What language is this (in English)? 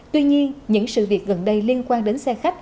Vietnamese